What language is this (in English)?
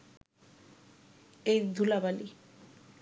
Bangla